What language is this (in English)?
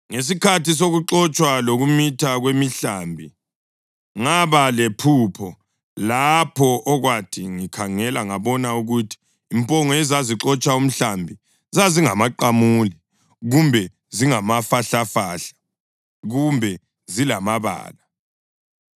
North Ndebele